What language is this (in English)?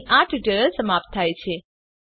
Gujarati